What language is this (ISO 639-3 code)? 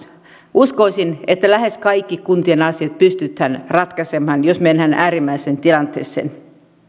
fin